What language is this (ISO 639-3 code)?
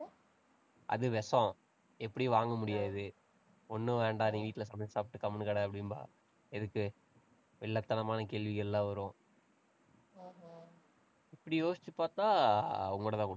tam